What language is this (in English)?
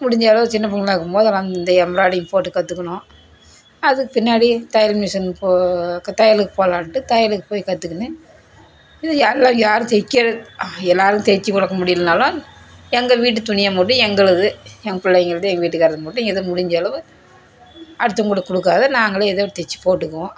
Tamil